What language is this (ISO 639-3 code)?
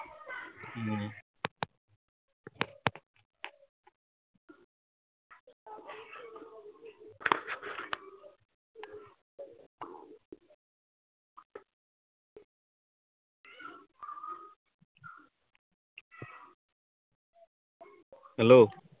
asm